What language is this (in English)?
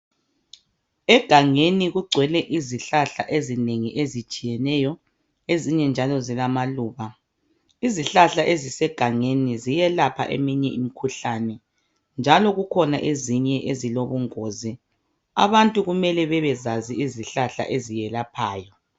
North Ndebele